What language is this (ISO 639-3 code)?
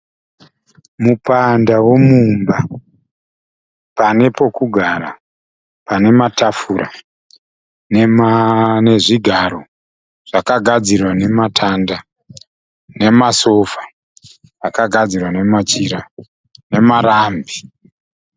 sna